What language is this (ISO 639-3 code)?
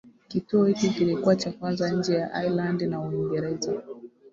swa